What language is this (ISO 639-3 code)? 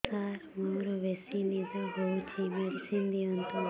ori